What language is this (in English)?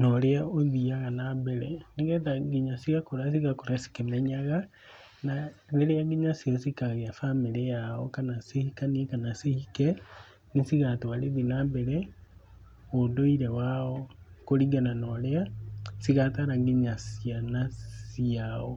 Kikuyu